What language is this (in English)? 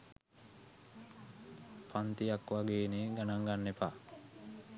Sinhala